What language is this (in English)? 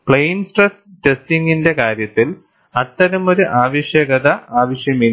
Malayalam